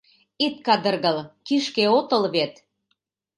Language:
Mari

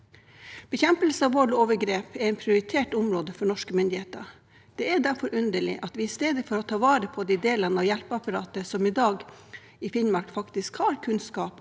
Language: Norwegian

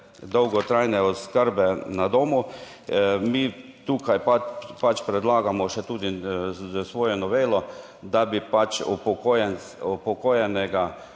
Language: Slovenian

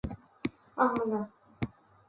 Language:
Chinese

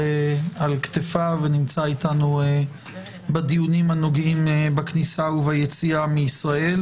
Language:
Hebrew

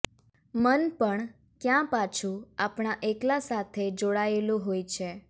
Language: Gujarati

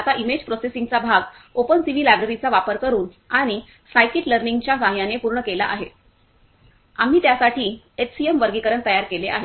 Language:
Marathi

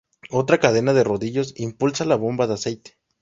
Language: Spanish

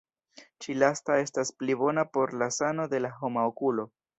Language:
Esperanto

